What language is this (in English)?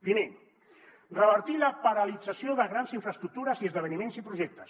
Catalan